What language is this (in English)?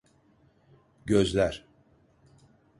Turkish